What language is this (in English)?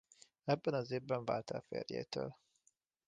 Hungarian